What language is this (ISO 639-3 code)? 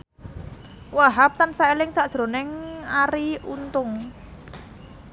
jav